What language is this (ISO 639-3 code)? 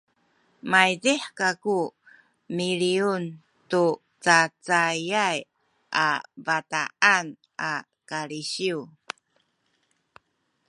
szy